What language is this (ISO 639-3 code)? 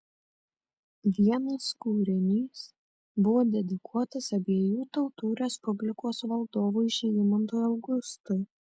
lit